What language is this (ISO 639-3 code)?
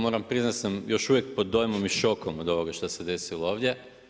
hrv